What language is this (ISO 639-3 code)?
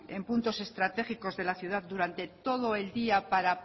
spa